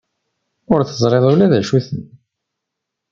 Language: Kabyle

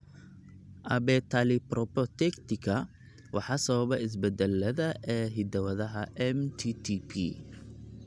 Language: Somali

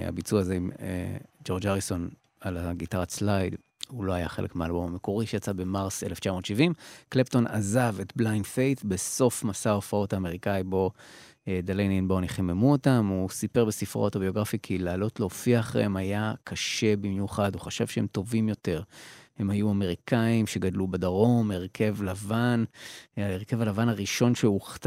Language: Hebrew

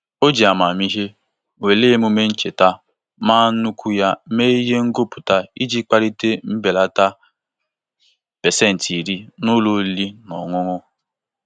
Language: Igbo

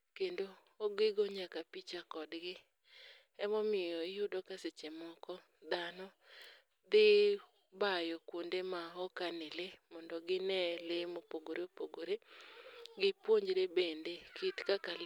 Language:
Luo (Kenya and Tanzania)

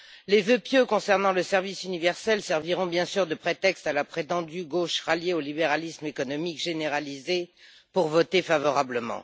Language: French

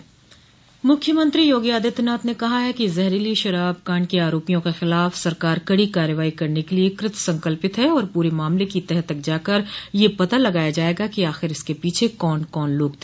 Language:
Hindi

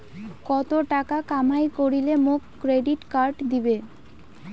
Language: Bangla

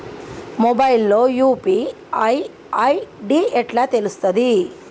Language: Telugu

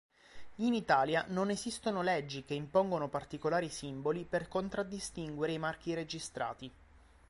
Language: Italian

